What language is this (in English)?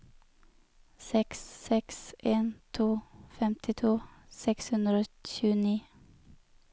Norwegian